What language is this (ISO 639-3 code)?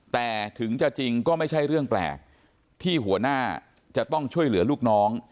tha